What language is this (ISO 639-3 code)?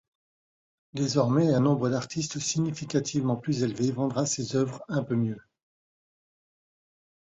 fra